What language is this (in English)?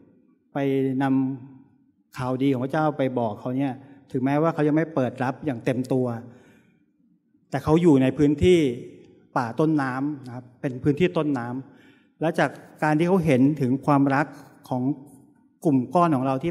Thai